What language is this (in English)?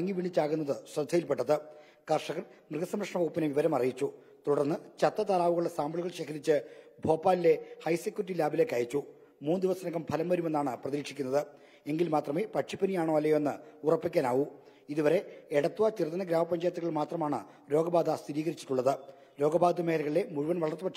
Malayalam